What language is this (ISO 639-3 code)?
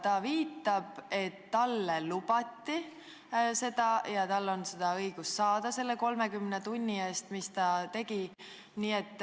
est